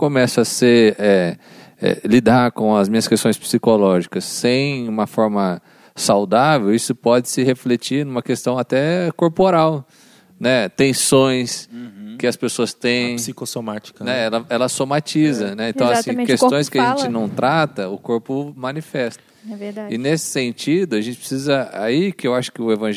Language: Portuguese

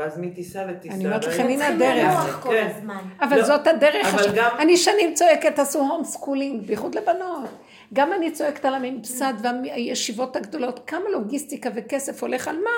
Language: Hebrew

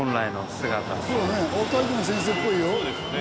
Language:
Japanese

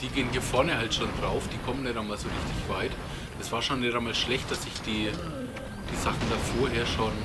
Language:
German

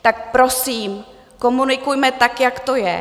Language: Czech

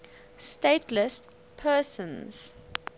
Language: English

